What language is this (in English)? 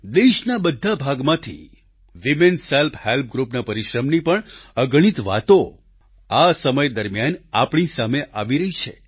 Gujarati